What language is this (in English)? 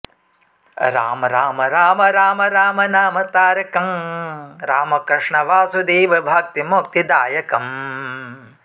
Sanskrit